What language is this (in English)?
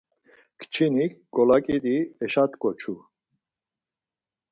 Laz